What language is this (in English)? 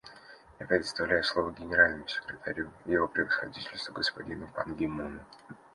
Russian